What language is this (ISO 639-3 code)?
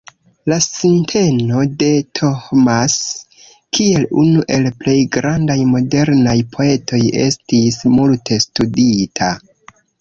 epo